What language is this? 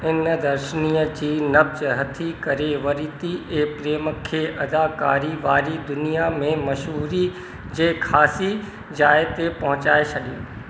Sindhi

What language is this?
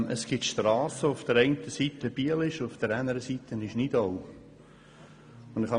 Swiss German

